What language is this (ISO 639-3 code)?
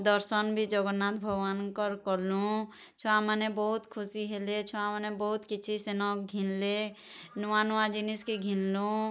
ori